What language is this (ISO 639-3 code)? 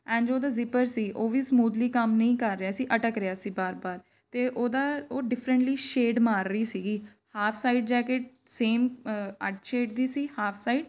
pan